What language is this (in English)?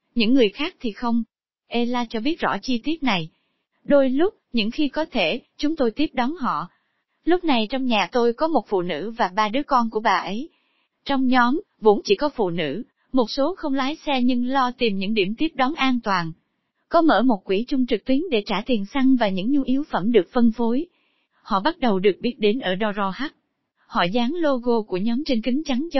Vietnamese